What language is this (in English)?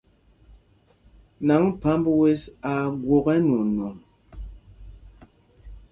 Mpumpong